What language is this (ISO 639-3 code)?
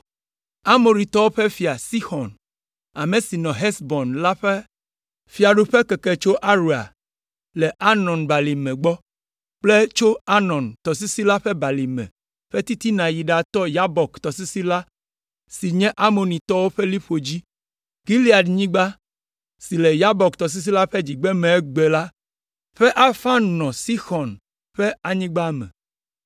ewe